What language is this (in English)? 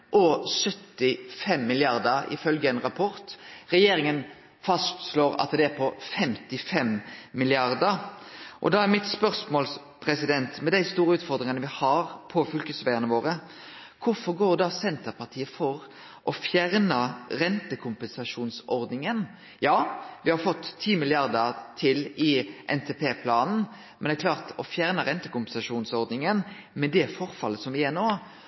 Norwegian Nynorsk